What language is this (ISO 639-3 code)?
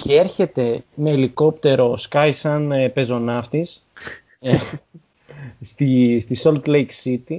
ell